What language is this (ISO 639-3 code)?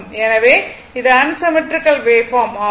tam